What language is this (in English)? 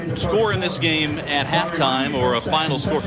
English